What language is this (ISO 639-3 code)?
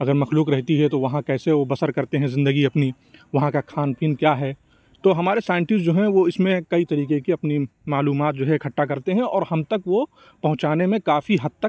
urd